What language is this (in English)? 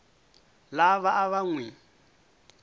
Tsonga